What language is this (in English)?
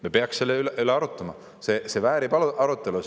Estonian